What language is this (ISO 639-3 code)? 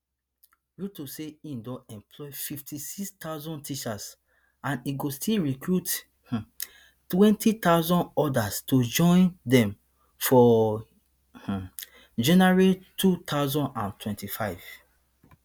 pcm